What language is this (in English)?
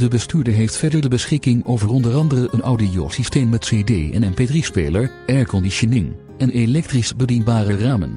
Dutch